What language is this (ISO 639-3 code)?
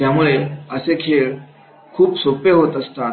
mar